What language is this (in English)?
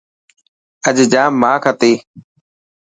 Dhatki